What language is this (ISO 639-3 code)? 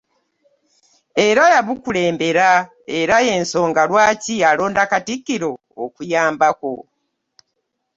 lug